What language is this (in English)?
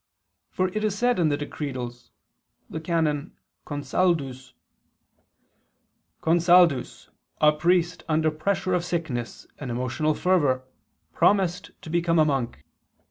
English